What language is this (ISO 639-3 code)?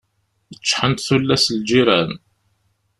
kab